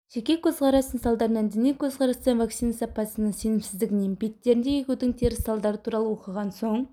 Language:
Kazakh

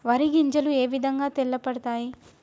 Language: Telugu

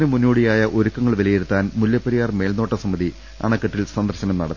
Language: Malayalam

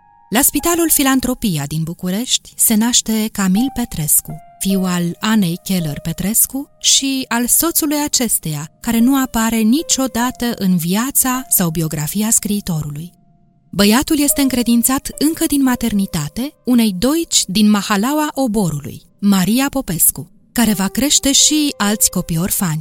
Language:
Romanian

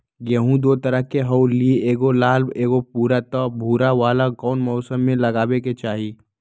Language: Magahi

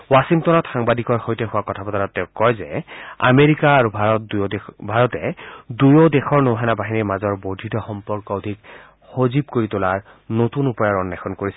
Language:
Assamese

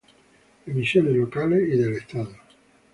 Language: Spanish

